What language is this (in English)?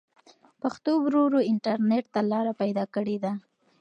Pashto